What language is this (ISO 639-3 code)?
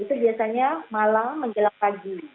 ind